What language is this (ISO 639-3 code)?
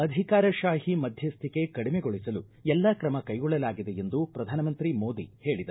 kan